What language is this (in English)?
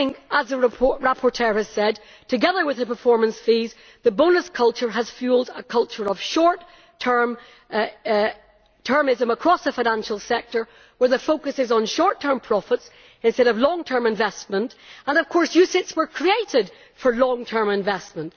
English